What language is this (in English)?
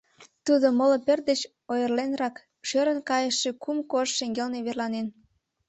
Mari